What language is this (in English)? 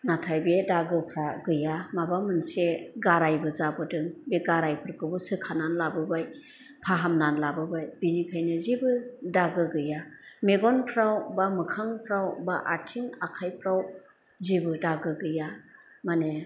Bodo